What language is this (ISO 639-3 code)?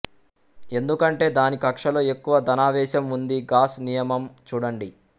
tel